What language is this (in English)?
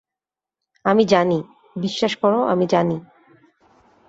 Bangla